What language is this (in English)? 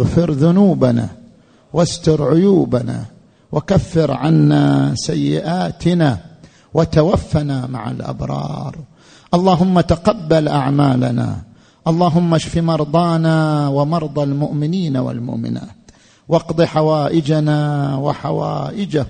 Arabic